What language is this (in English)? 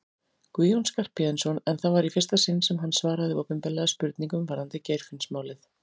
Icelandic